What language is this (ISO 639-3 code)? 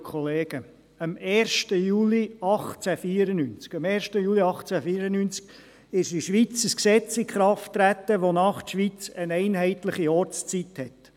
gsw